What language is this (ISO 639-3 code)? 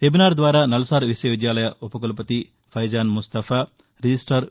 tel